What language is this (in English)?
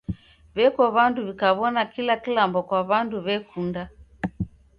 Taita